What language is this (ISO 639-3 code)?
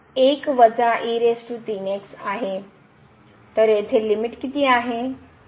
mar